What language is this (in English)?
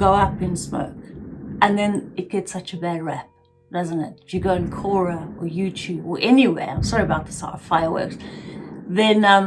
English